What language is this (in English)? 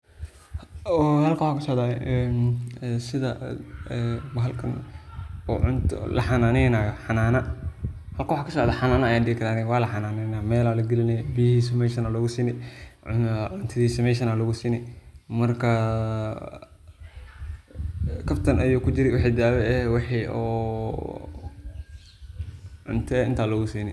Somali